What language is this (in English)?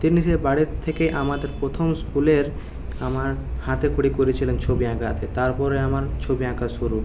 Bangla